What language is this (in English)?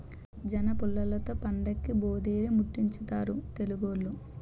Telugu